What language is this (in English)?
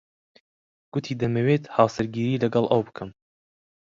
Central Kurdish